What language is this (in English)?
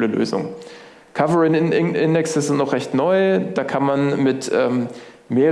German